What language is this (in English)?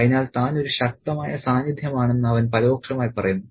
Malayalam